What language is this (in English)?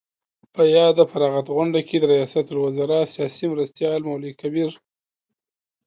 Pashto